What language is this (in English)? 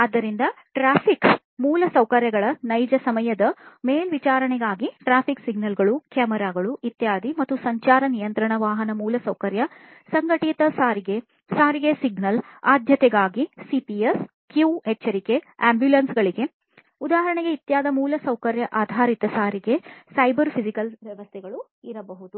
Kannada